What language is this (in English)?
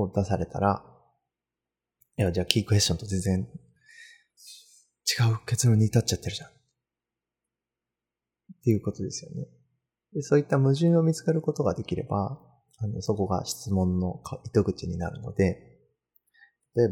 Japanese